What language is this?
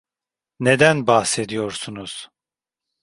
Turkish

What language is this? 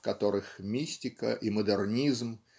Russian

